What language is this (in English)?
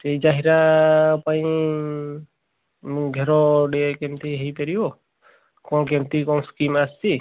Odia